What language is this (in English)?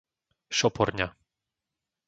Slovak